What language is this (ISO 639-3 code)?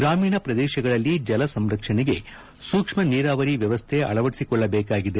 kan